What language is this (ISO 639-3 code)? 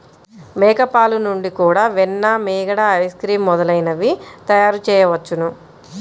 tel